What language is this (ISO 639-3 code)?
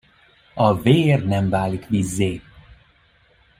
hun